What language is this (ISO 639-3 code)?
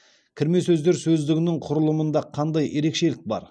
kaz